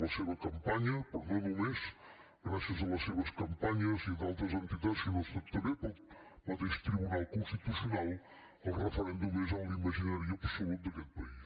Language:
Catalan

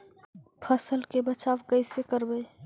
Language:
Magahi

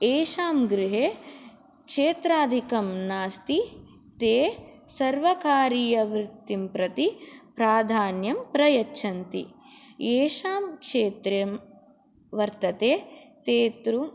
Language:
Sanskrit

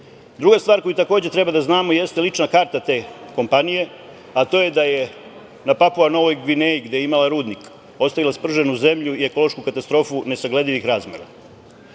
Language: Serbian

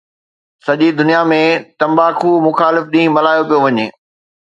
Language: Sindhi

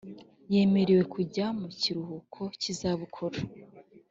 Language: Kinyarwanda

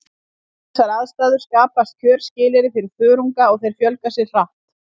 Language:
Icelandic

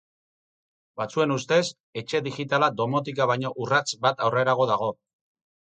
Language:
Basque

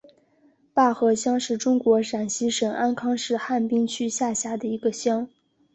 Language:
Chinese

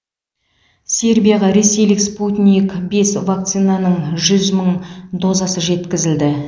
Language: Kazakh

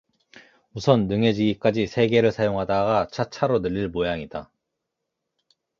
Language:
Korean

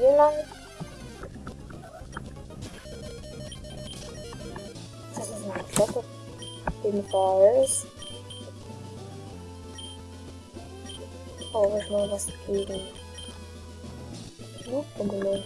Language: German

